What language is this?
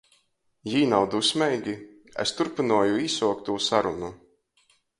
Latgalian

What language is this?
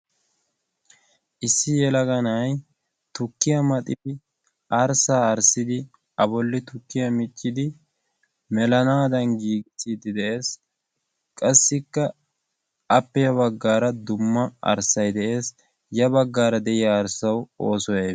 Wolaytta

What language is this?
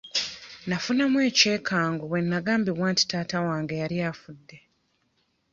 Ganda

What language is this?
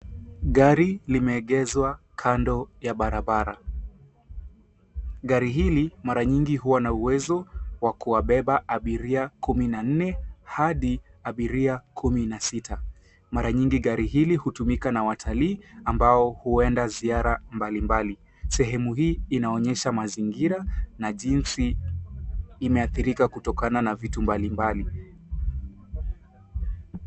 Swahili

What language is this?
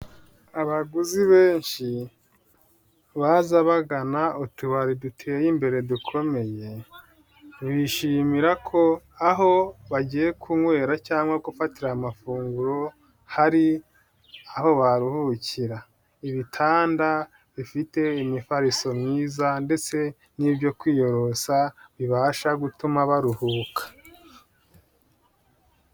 Kinyarwanda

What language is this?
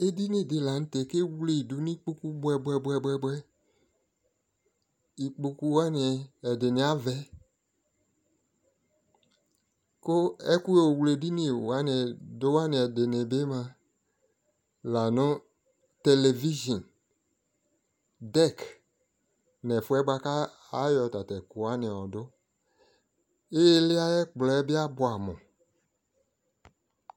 Ikposo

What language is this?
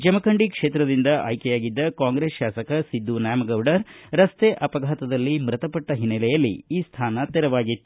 Kannada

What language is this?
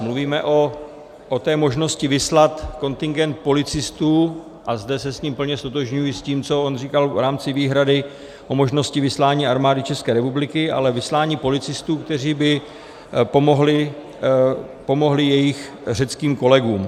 Czech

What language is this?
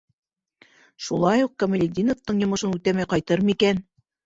Bashkir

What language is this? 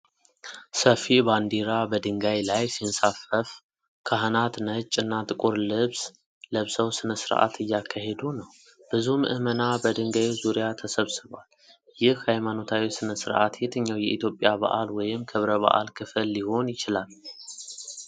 Amharic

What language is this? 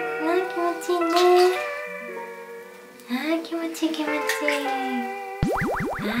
Japanese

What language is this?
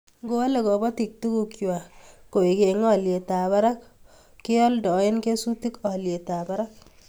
Kalenjin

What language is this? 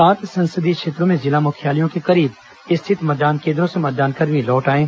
Hindi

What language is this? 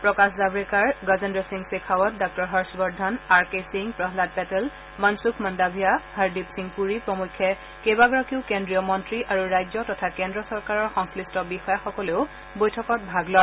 Assamese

